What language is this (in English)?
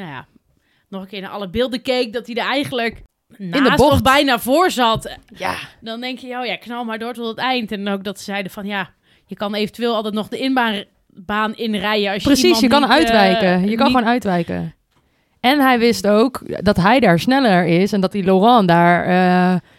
Dutch